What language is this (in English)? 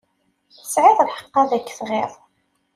Kabyle